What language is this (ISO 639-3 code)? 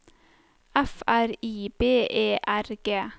nor